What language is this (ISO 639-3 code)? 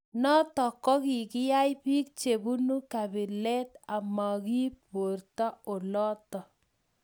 kln